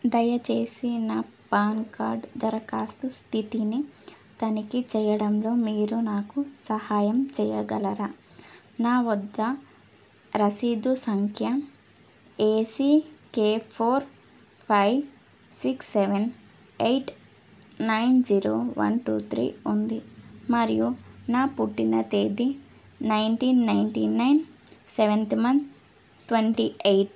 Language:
Telugu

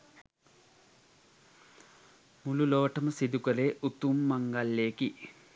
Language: Sinhala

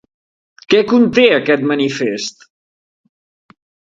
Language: Catalan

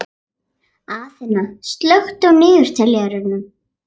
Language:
Icelandic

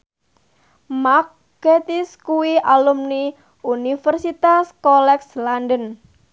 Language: Javanese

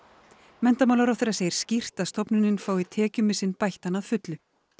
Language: Icelandic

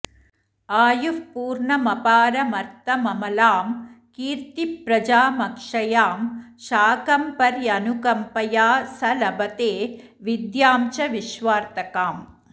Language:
Sanskrit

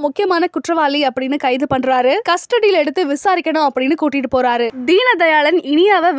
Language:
Tamil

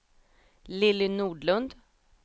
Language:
Swedish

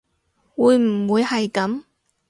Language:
Cantonese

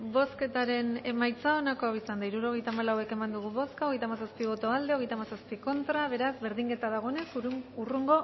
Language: Basque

